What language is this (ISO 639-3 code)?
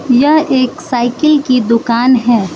hin